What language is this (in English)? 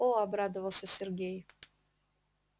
Russian